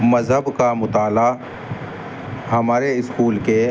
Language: Urdu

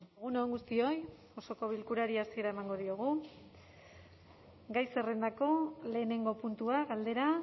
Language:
Basque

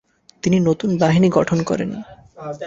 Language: Bangla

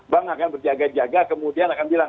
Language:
Indonesian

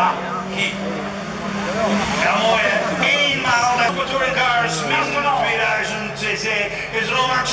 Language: Dutch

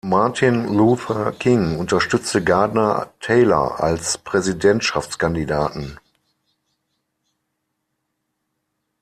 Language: German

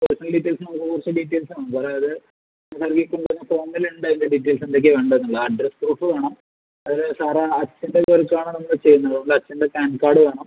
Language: Malayalam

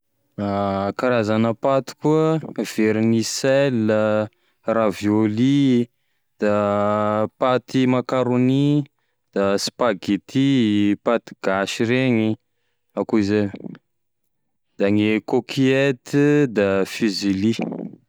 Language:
Tesaka Malagasy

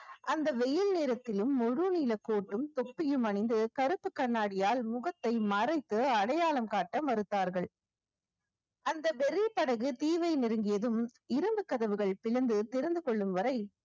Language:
Tamil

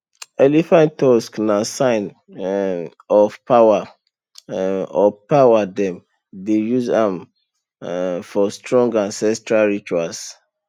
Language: Nigerian Pidgin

